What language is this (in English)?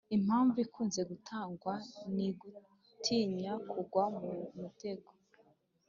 Kinyarwanda